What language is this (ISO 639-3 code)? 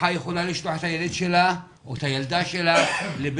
heb